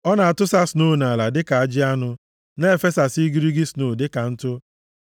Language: Igbo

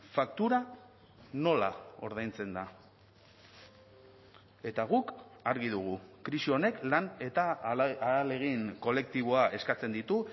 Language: Basque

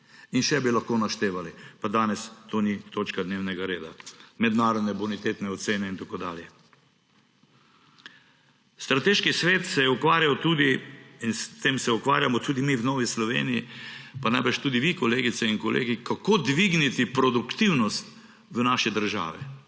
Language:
Slovenian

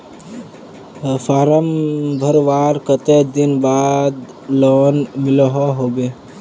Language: Magahi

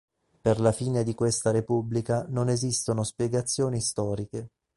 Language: Italian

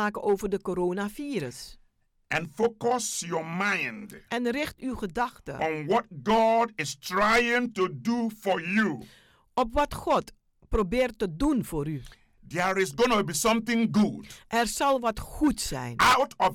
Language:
Dutch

